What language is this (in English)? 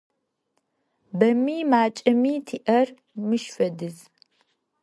Adyghe